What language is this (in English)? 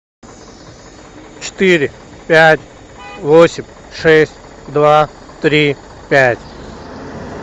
Russian